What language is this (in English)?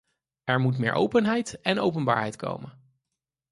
Dutch